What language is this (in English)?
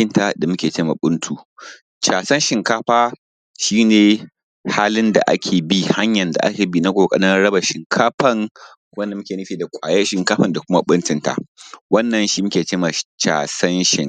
Hausa